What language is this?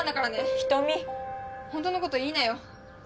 Japanese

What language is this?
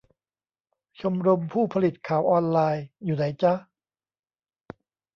Thai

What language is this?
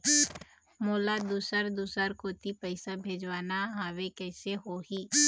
Chhattisgarhi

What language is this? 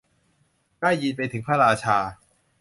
Thai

